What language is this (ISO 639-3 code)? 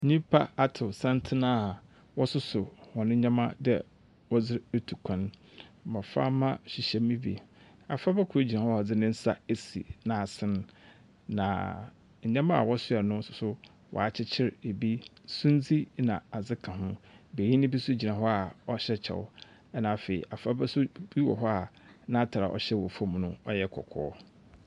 aka